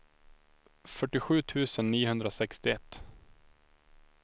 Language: Swedish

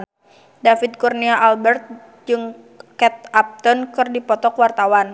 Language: Sundanese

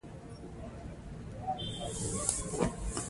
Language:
Pashto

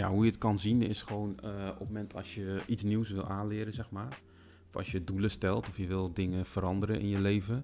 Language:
Dutch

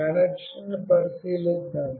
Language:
Telugu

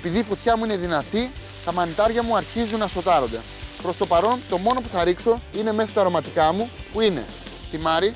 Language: Greek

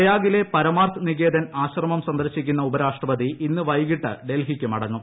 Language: Malayalam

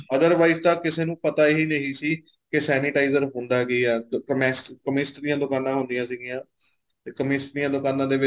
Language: Punjabi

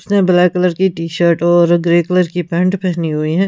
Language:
Hindi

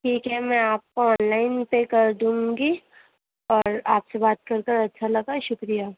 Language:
Urdu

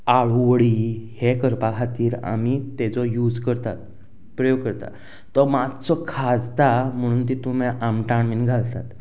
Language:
Konkani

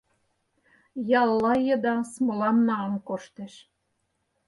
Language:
Mari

